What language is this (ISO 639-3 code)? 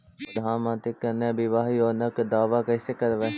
mag